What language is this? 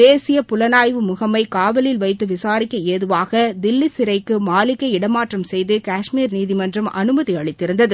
Tamil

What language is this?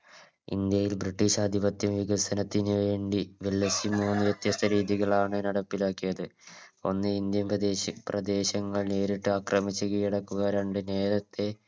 Malayalam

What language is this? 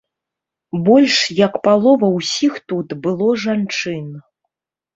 Belarusian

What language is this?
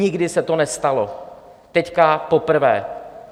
Czech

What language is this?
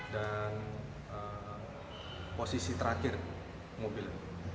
Indonesian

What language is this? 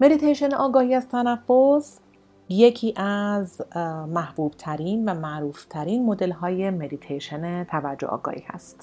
Persian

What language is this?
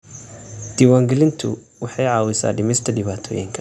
Somali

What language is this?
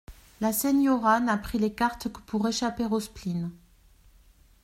French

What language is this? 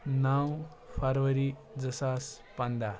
Kashmiri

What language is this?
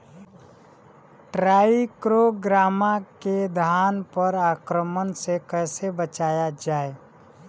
Bhojpuri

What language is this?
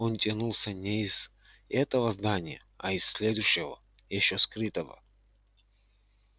Russian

